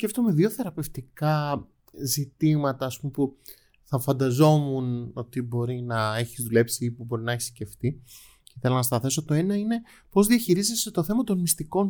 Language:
Greek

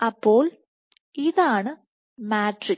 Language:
Malayalam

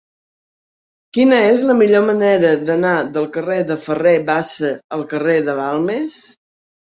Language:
Catalan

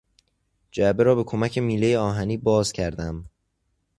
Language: Persian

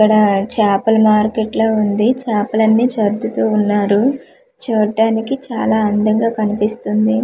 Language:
Telugu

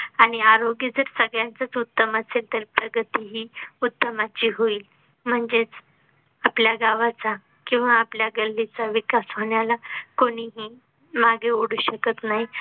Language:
Marathi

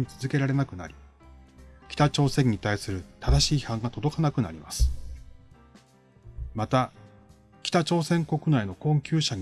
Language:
Japanese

